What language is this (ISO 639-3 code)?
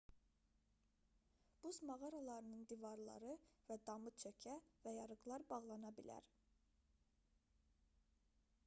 aze